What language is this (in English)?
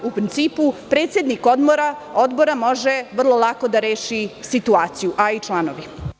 Serbian